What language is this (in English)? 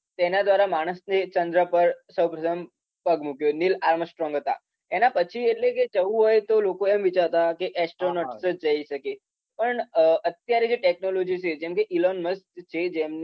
Gujarati